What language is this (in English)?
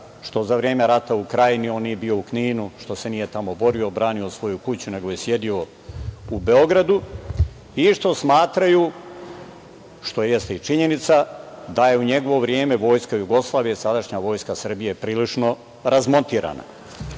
Serbian